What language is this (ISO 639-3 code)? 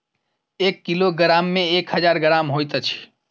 mai